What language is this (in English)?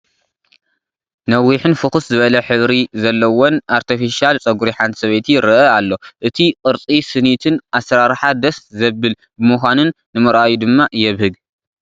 Tigrinya